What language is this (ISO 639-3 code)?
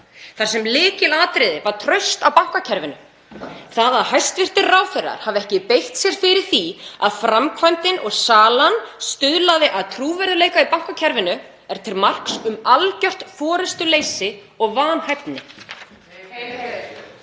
isl